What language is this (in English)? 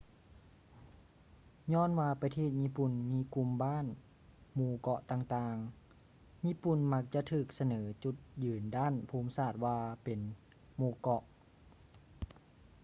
Lao